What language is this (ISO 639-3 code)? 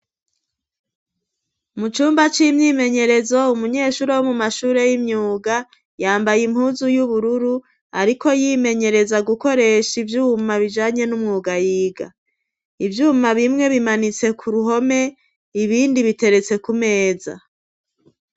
run